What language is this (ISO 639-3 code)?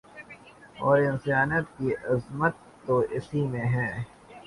urd